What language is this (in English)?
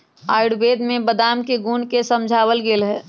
Magahi